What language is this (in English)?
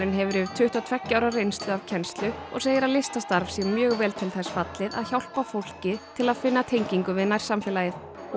Icelandic